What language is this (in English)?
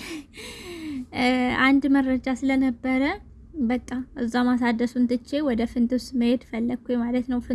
Amharic